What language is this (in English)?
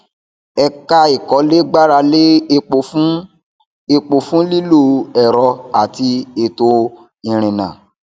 Yoruba